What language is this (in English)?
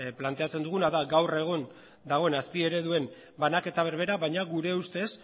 Basque